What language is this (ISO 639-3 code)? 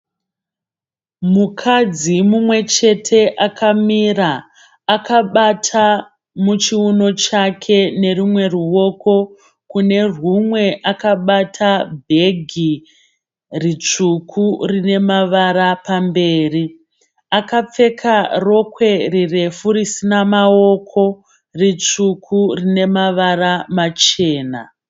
sna